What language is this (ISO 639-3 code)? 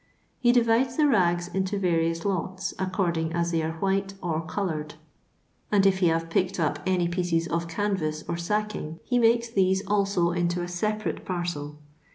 eng